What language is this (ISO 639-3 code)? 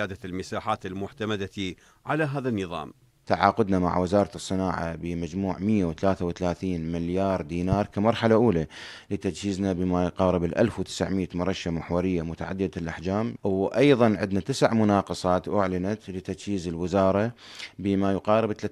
ara